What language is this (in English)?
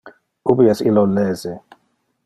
Interlingua